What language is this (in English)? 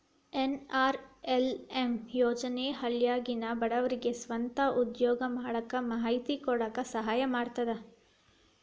Kannada